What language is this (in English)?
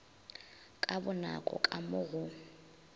Northern Sotho